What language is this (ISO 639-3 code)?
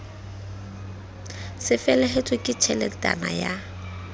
sot